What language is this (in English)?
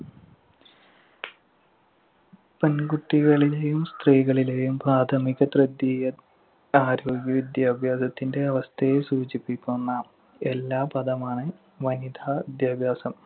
Malayalam